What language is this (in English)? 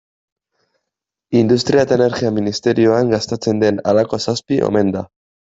Basque